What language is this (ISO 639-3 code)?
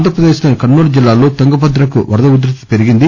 tel